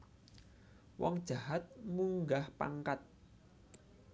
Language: Javanese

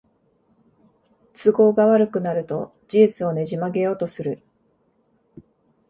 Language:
Japanese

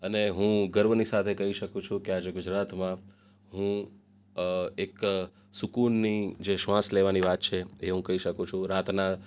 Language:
Gujarati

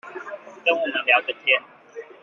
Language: Chinese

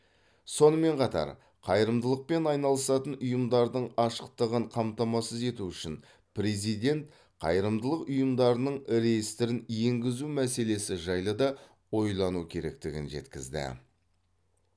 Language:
Kazakh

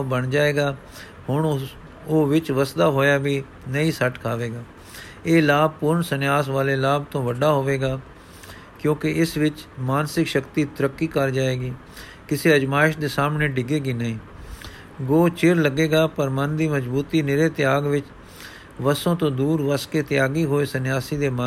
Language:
Punjabi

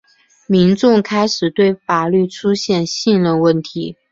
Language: Chinese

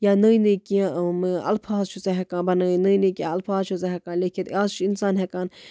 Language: Kashmiri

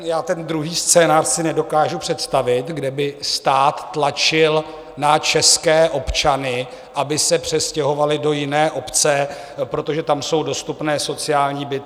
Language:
Czech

